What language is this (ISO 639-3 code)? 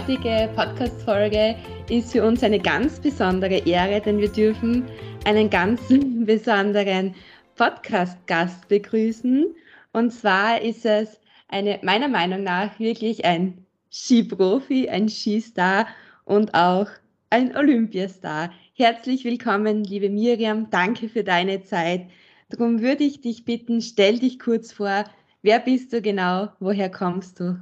deu